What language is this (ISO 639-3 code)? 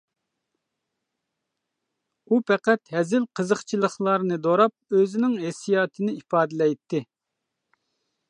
uig